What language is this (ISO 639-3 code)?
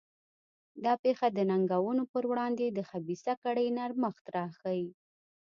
pus